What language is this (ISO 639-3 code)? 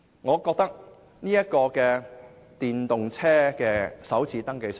yue